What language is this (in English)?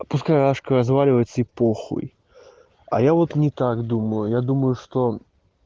Russian